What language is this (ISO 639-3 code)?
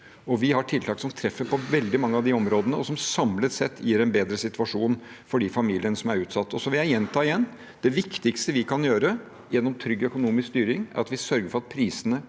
nor